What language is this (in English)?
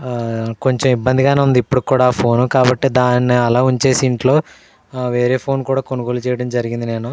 Telugu